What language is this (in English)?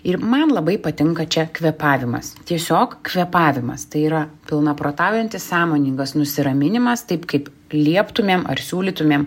Lithuanian